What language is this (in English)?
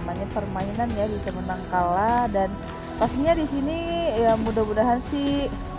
Indonesian